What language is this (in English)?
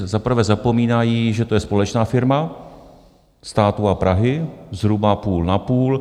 Czech